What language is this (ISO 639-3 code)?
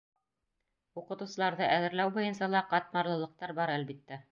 bak